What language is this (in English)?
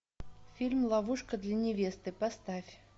Russian